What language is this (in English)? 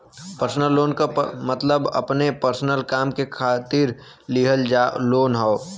Bhojpuri